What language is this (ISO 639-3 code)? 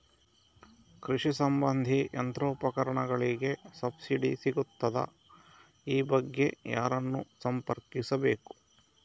kan